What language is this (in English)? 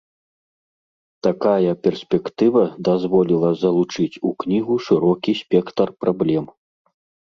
Belarusian